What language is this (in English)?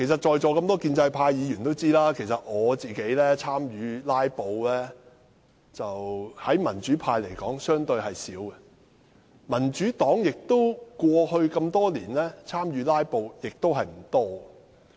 Cantonese